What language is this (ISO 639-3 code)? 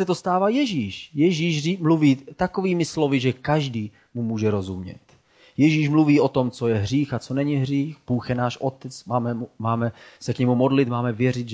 ces